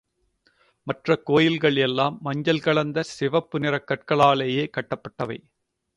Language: Tamil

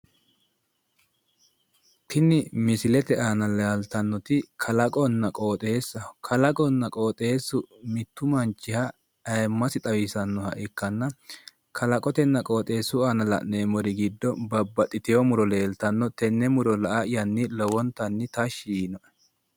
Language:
Sidamo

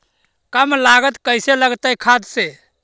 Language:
Magahi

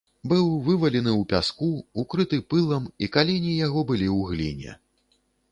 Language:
Belarusian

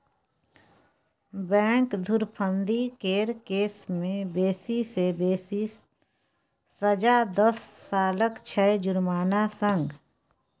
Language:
Maithili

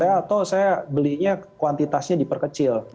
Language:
Indonesian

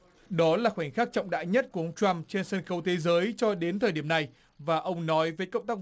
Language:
Vietnamese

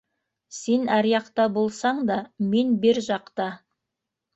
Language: Bashkir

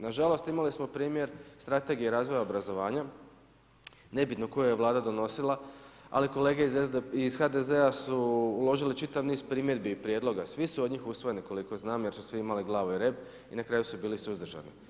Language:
Croatian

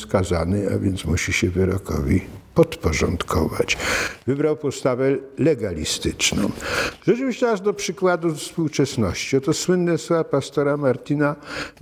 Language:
Polish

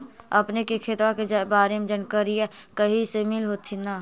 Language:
Magahi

